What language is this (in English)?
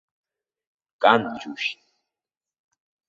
Abkhazian